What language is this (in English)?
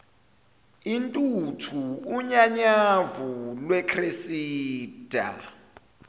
Zulu